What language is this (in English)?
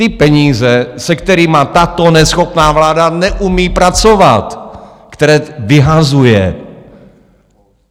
Czech